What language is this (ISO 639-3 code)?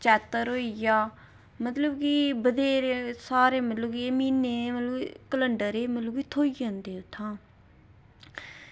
doi